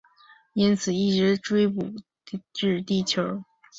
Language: Chinese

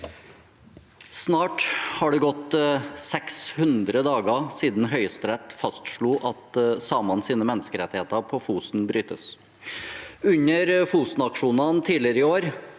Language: Norwegian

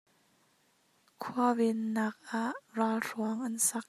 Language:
Hakha Chin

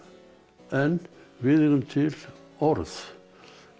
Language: Icelandic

